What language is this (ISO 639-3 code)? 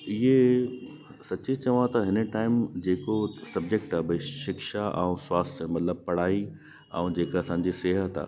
snd